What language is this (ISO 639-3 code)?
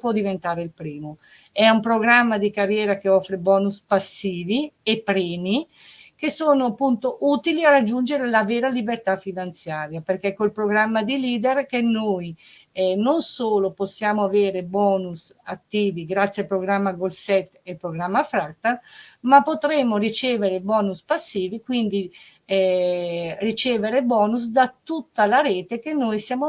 ita